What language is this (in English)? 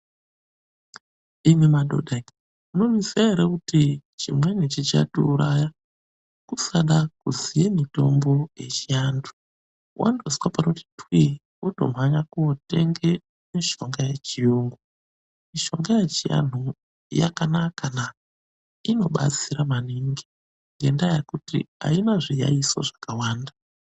Ndau